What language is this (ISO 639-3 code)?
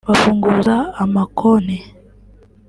kin